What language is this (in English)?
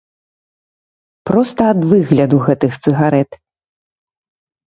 Belarusian